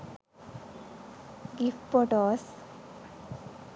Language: Sinhala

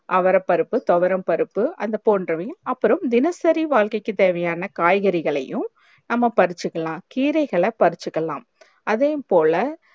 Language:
Tamil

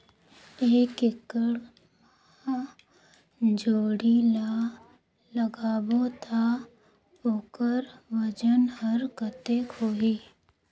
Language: Chhattisgarhi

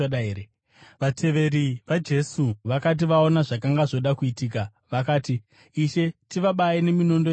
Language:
Shona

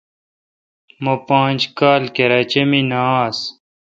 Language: Kalkoti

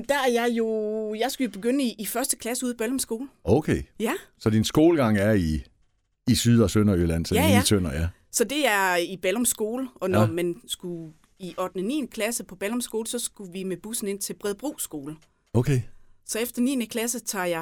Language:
Danish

